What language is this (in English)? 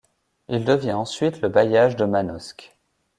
French